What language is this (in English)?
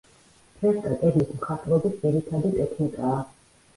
Georgian